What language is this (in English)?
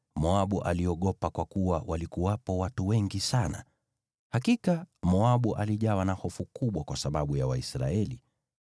Swahili